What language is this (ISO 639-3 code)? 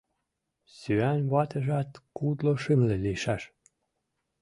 chm